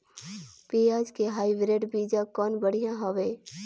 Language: Chhattisgarhi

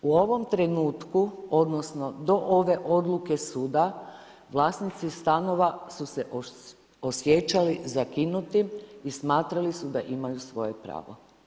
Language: Croatian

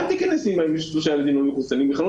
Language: Hebrew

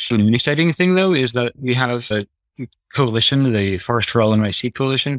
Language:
English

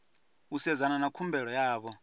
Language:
Venda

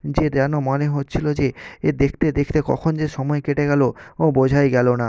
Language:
Bangla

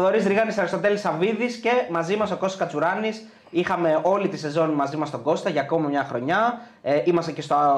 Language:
Greek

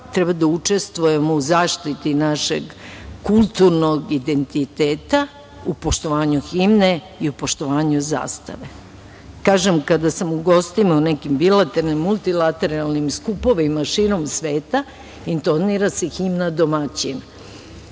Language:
Serbian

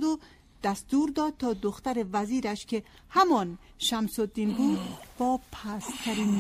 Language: Persian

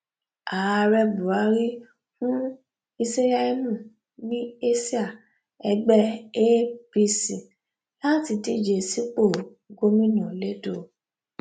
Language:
Yoruba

